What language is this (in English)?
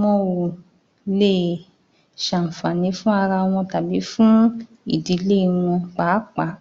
Yoruba